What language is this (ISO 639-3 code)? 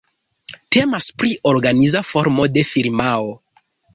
epo